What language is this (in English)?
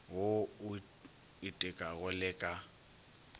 Northern Sotho